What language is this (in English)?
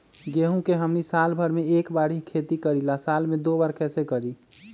Magahi